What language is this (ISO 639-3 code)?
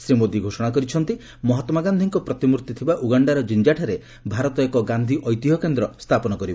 ori